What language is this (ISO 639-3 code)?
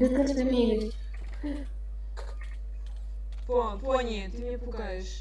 rus